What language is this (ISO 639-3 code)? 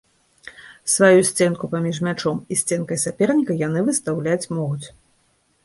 bel